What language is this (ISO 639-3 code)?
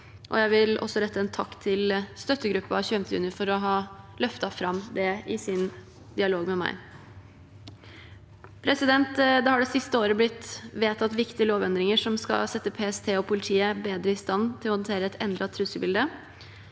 nor